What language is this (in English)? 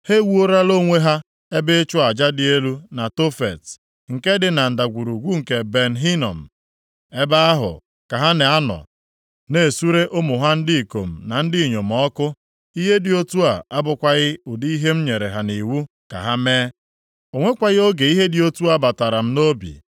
Igbo